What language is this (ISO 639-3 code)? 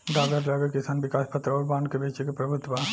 bho